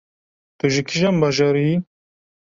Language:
Kurdish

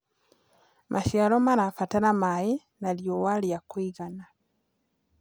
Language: Kikuyu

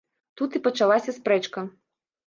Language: Belarusian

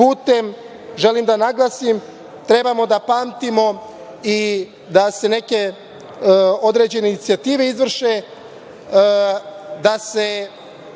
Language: Serbian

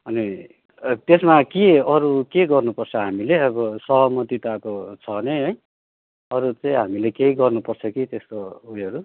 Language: Nepali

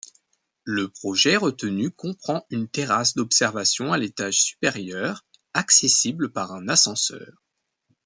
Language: French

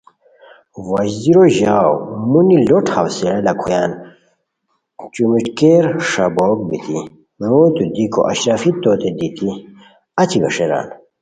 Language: Khowar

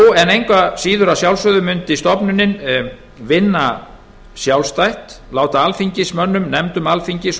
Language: Icelandic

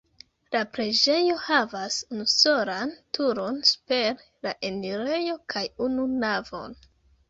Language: Esperanto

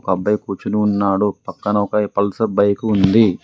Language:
Telugu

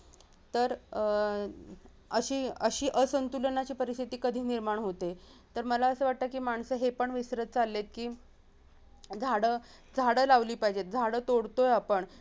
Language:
Marathi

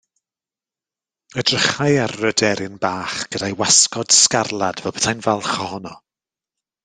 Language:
Welsh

